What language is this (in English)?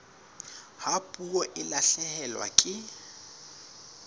Southern Sotho